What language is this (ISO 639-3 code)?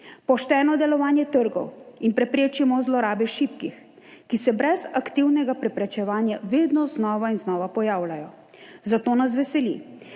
slv